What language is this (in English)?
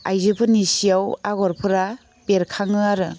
Bodo